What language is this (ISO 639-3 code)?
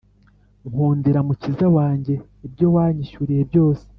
kin